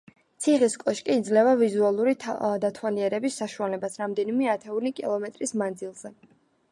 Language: Georgian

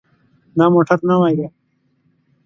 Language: Pashto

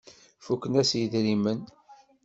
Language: Kabyle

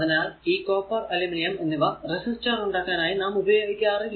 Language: Malayalam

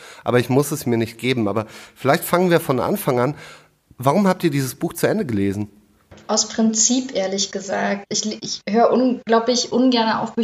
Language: German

